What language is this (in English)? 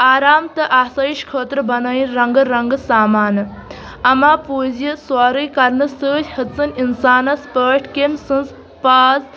Kashmiri